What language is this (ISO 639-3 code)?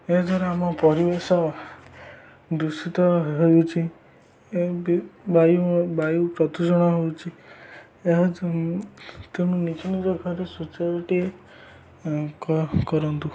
ori